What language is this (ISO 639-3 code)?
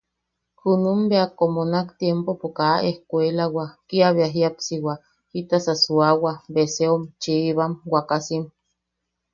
yaq